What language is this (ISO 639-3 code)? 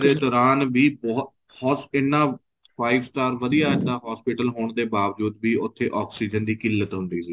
pan